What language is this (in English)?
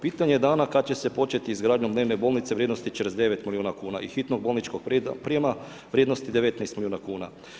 Croatian